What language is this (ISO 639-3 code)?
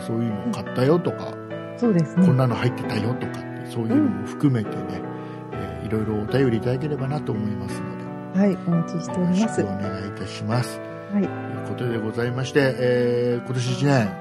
jpn